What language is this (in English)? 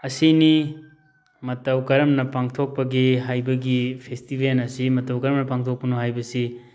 Manipuri